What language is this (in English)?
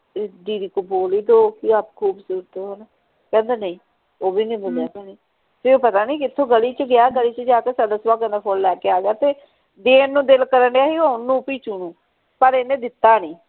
Punjabi